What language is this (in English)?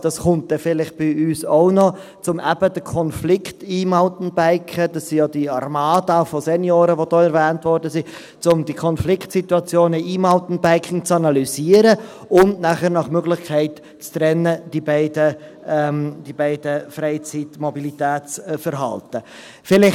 Swiss German